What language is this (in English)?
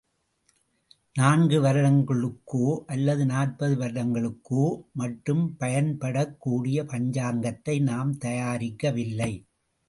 Tamil